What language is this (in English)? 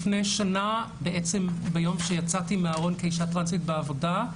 Hebrew